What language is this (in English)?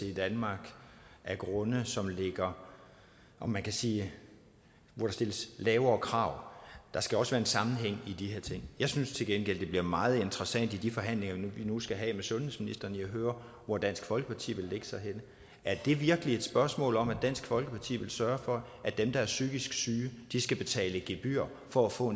Danish